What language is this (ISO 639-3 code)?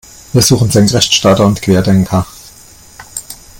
deu